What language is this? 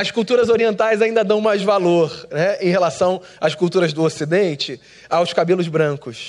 Portuguese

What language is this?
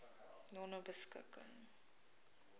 Afrikaans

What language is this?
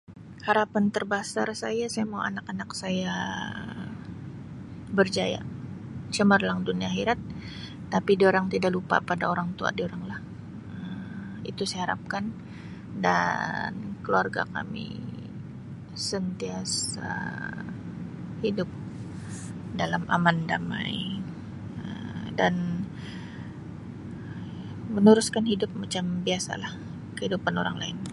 Sabah Malay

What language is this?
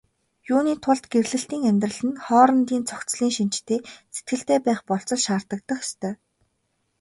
Mongolian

